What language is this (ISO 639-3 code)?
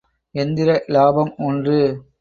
tam